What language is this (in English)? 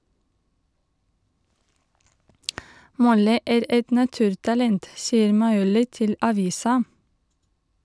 Norwegian